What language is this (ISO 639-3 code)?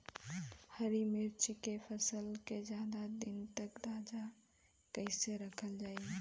bho